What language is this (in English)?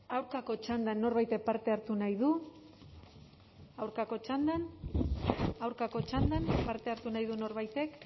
Basque